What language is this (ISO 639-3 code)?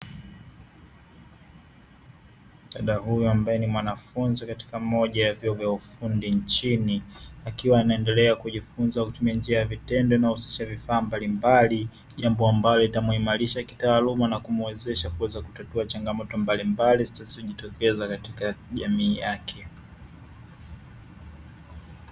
swa